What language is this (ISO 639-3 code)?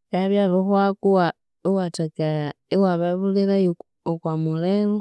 koo